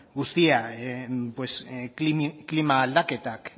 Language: Basque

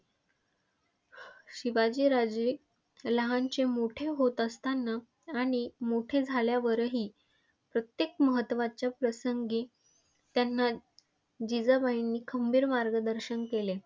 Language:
Marathi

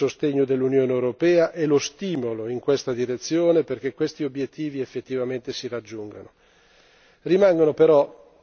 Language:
Italian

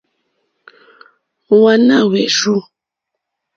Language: Mokpwe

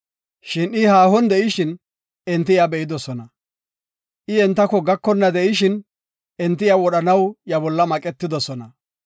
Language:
Gofa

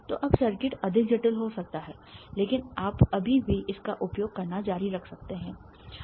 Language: Hindi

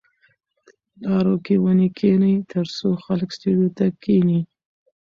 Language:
Pashto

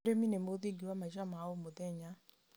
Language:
Kikuyu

